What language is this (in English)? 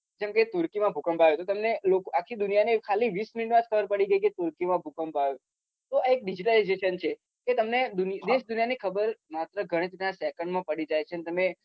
Gujarati